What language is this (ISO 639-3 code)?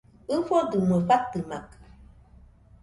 hux